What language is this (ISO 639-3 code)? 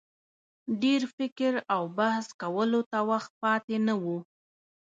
pus